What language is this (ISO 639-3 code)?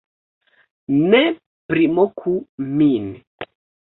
epo